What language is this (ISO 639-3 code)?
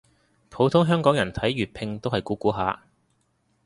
yue